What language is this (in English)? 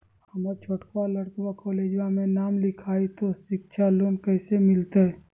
Magahi